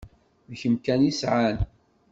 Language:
Kabyle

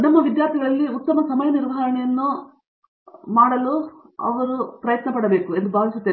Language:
Kannada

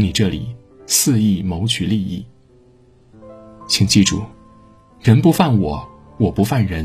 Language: Chinese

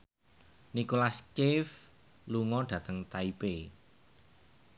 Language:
Javanese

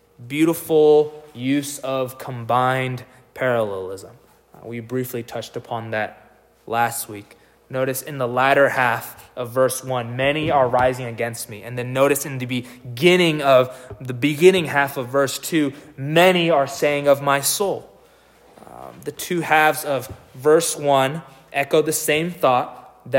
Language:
English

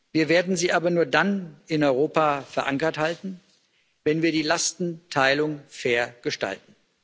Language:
German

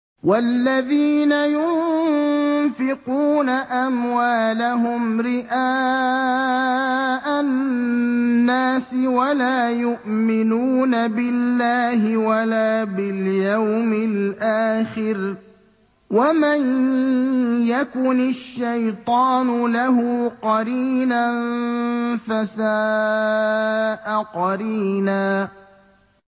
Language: Arabic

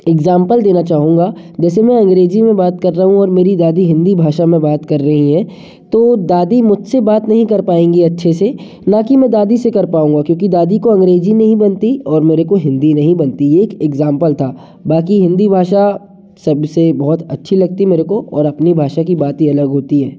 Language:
Hindi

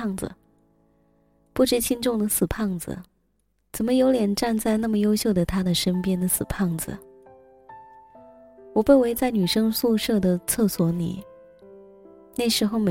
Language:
Chinese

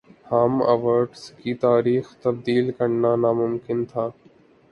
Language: Urdu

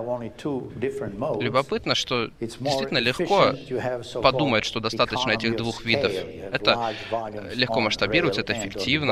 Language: Russian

